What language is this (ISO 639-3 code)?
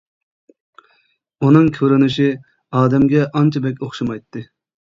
uig